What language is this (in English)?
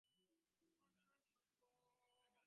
Bangla